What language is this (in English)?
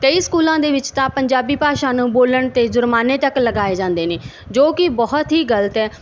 Punjabi